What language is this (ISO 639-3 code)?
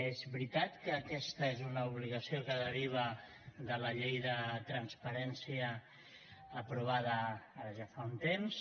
cat